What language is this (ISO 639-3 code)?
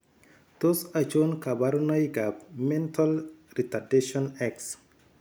kln